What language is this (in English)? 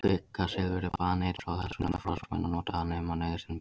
Icelandic